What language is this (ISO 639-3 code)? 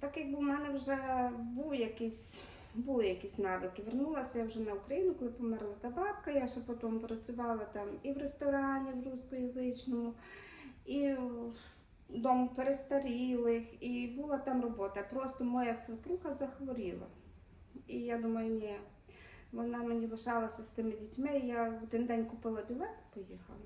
ukr